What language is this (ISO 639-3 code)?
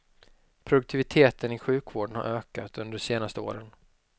swe